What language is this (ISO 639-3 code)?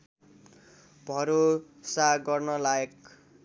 nep